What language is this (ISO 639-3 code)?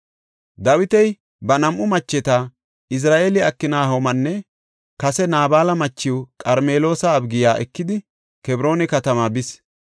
gof